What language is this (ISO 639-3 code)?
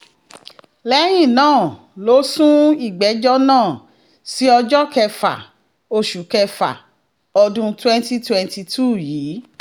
yor